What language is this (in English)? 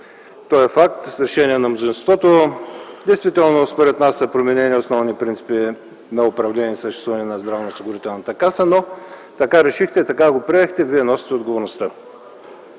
Bulgarian